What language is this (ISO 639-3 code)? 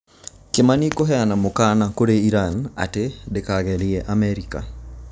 kik